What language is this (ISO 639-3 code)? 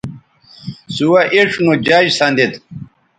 btv